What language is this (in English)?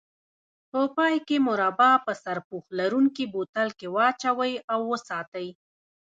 Pashto